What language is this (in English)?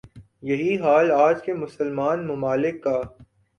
Urdu